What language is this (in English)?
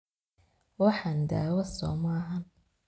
Somali